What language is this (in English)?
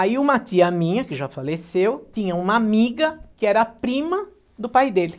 Portuguese